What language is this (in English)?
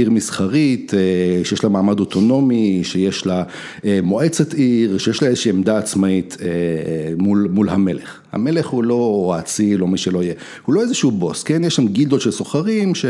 Hebrew